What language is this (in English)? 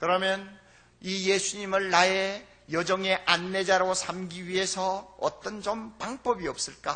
Korean